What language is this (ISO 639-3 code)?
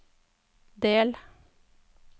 nor